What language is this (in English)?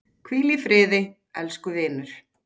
Icelandic